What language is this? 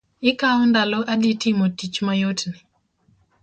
Luo (Kenya and Tanzania)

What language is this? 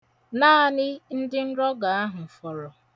Igbo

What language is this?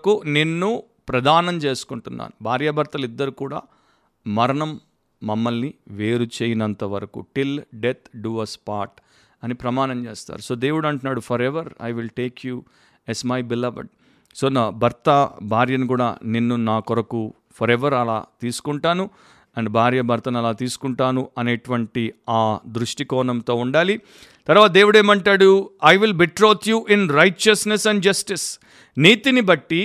Telugu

